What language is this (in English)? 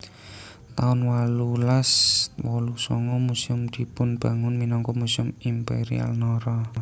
Javanese